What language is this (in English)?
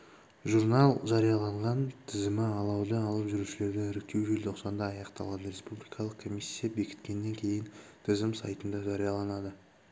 Kazakh